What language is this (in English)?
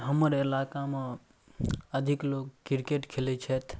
Maithili